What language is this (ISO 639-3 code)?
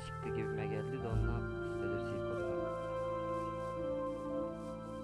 tur